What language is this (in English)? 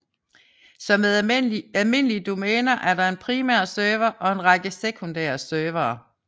Danish